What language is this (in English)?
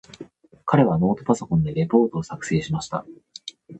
Japanese